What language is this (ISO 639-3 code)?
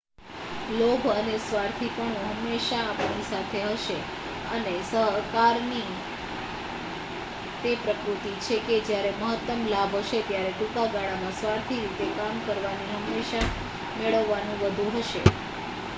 guj